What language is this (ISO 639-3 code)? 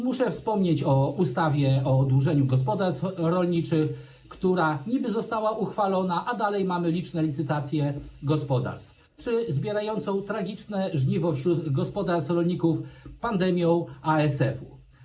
pol